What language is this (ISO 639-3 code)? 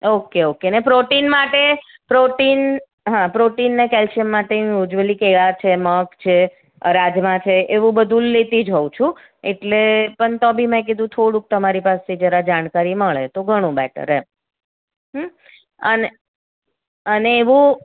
guj